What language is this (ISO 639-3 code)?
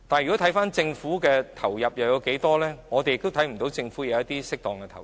yue